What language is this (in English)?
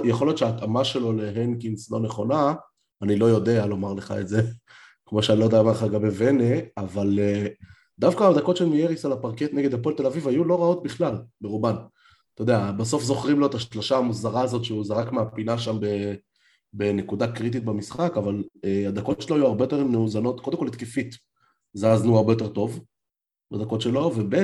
Hebrew